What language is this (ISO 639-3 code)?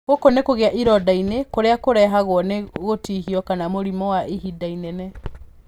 kik